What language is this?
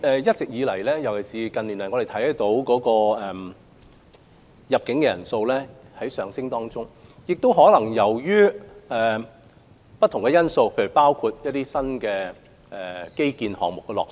Cantonese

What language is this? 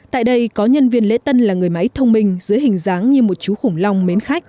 Vietnamese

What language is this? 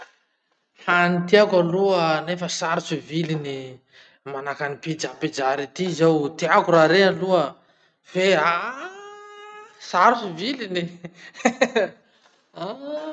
Masikoro Malagasy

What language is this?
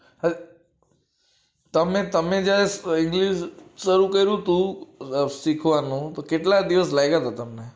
Gujarati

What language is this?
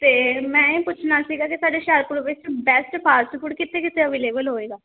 Punjabi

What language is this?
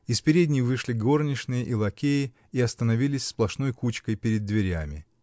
Russian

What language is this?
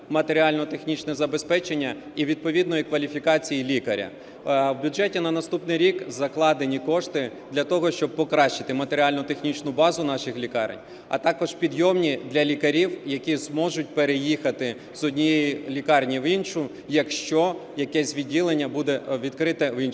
Ukrainian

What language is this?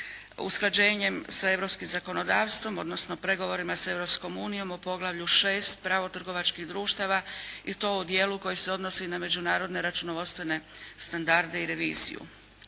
Croatian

